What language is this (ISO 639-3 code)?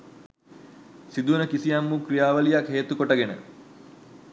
sin